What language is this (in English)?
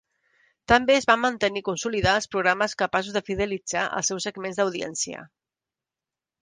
Catalan